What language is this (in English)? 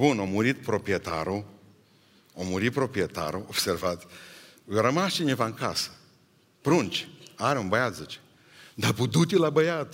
Romanian